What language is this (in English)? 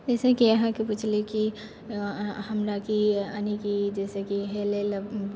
Maithili